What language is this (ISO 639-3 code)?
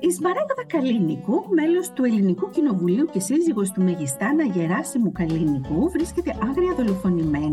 ell